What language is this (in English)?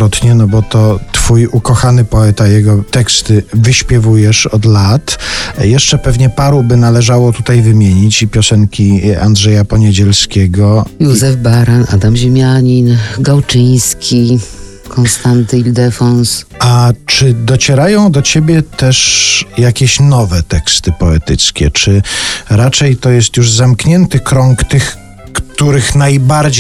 Polish